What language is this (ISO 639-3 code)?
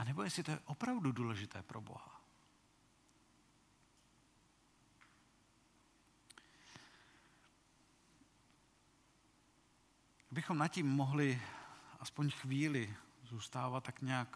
ces